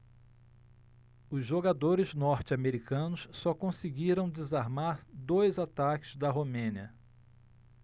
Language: Portuguese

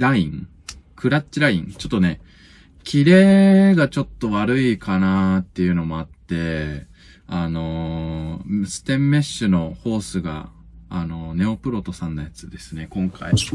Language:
Japanese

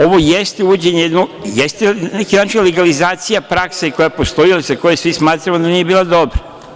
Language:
Serbian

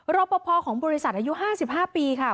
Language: Thai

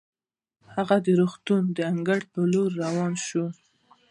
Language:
Pashto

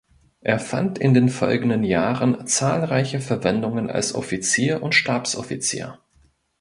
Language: German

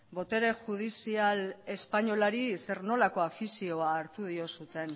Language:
Basque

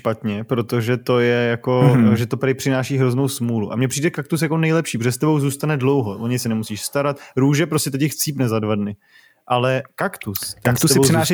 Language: Czech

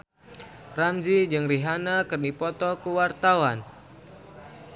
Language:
Sundanese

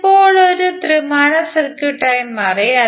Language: Malayalam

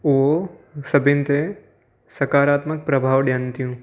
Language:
Sindhi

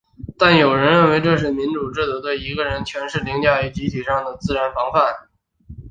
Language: Chinese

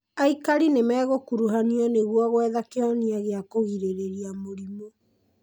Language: Kikuyu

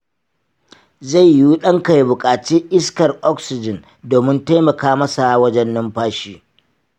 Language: Hausa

